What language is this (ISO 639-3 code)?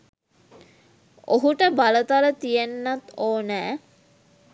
sin